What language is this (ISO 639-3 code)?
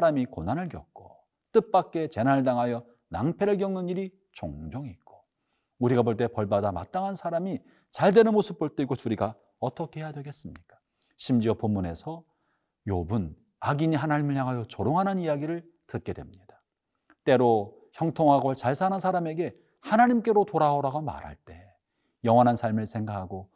kor